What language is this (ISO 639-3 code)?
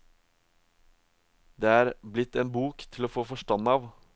nor